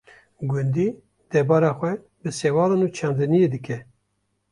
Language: Kurdish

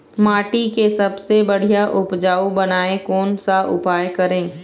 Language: Chhattisgarhi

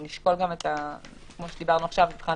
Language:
Hebrew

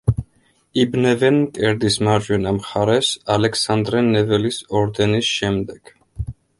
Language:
Georgian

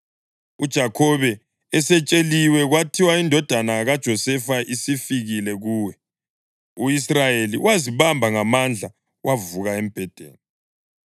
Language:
North Ndebele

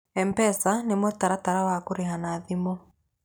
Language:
Kikuyu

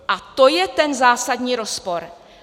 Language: Czech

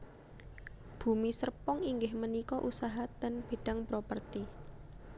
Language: Javanese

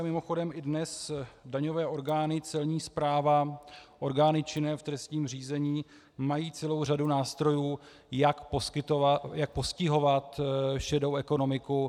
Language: Czech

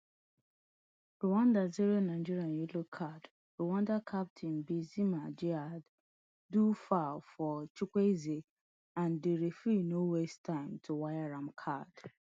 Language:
Nigerian Pidgin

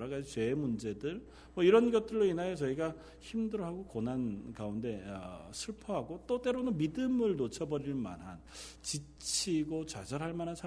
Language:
Korean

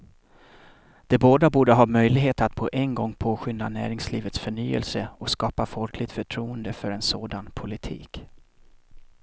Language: Swedish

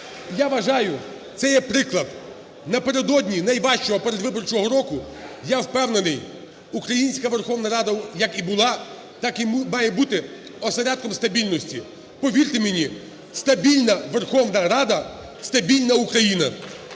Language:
Ukrainian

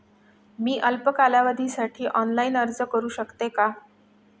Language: Marathi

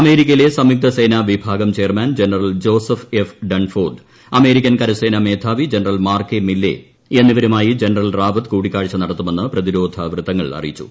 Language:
Malayalam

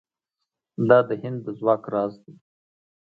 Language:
Pashto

